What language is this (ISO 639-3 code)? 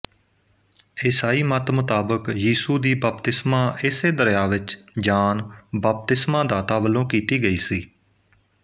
pan